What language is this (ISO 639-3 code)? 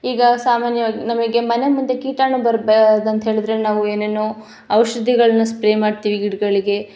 kan